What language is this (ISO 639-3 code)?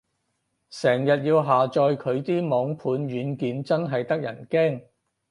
yue